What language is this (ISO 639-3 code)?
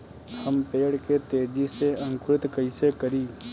bho